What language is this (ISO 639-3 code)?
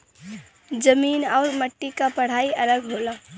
bho